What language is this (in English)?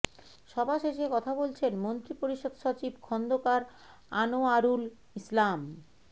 Bangla